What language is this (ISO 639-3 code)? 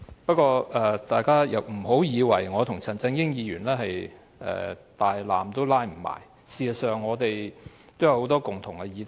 yue